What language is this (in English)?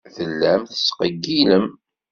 Kabyle